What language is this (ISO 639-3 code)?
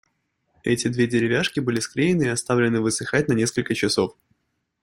rus